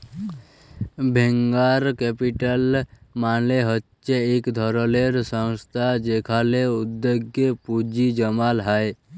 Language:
Bangla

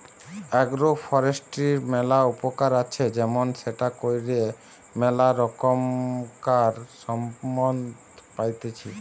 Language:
Bangla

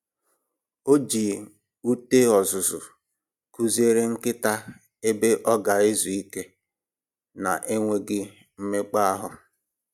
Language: Igbo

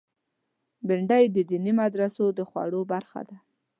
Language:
Pashto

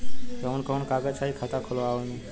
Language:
Bhojpuri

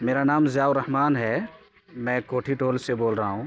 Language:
Urdu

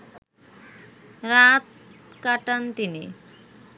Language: Bangla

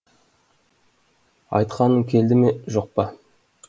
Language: Kazakh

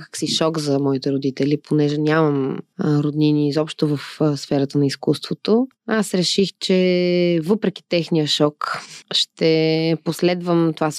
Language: Bulgarian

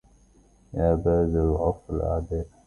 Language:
Arabic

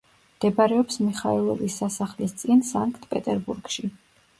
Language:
Georgian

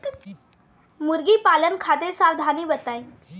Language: Bhojpuri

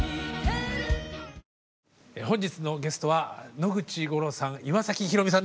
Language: Japanese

